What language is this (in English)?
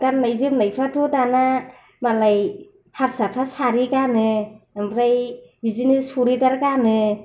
Bodo